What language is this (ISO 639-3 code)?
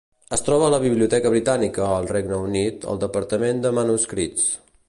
cat